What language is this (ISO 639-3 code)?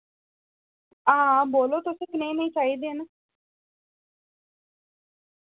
doi